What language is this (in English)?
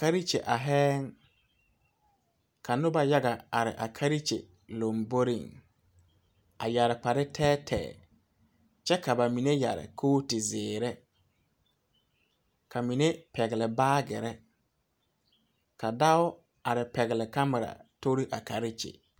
Southern Dagaare